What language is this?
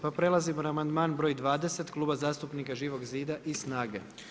Croatian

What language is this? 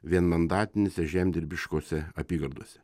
Lithuanian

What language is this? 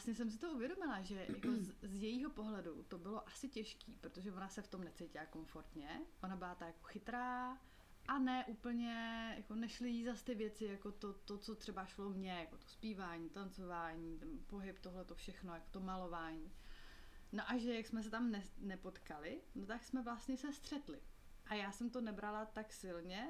Czech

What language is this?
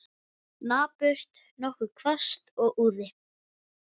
Icelandic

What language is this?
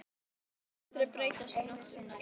Icelandic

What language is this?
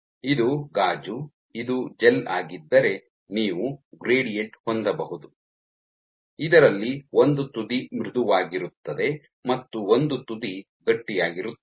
Kannada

